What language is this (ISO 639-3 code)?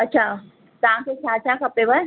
snd